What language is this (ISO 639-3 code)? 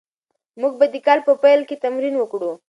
pus